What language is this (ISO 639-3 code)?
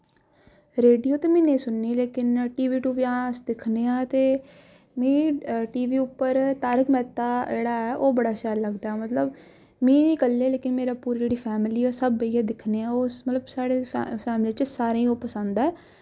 doi